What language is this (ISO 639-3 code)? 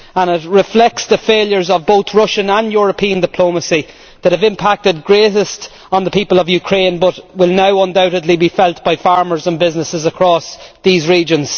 eng